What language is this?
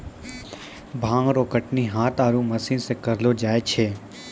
Maithili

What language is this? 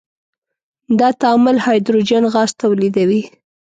Pashto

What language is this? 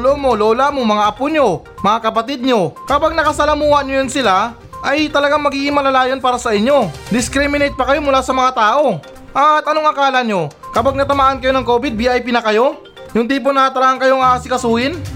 Filipino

